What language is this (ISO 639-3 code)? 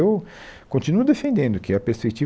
por